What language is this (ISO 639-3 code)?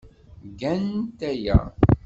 kab